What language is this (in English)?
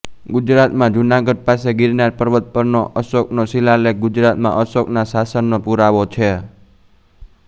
Gujarati